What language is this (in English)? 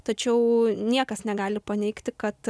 Lithuanian